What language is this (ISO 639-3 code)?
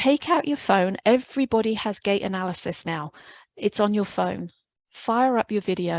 eng